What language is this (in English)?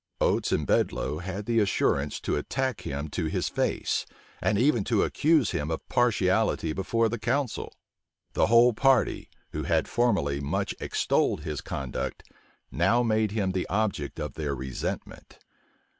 English